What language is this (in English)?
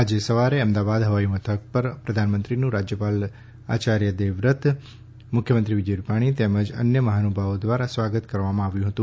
Gujarati